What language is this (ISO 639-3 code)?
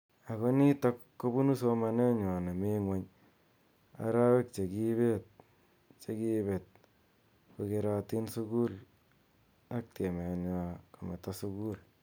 kln